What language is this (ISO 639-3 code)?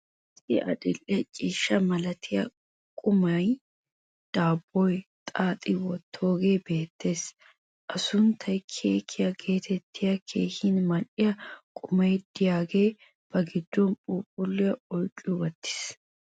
wal